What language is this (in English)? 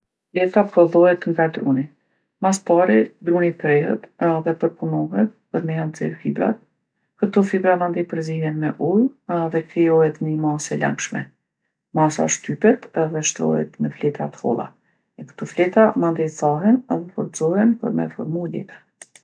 Gheg Albanian